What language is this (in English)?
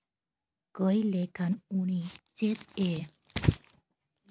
Santali